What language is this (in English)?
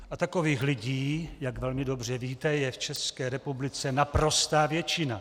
Czech